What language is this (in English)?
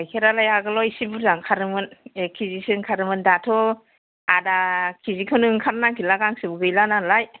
Bodo